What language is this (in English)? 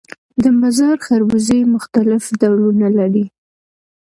Pashto